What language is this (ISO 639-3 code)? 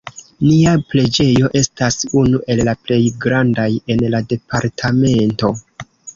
epo